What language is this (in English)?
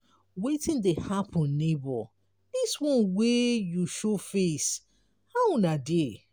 Nigerian Pidgin